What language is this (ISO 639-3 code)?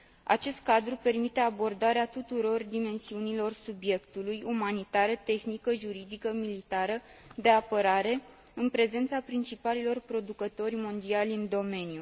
ron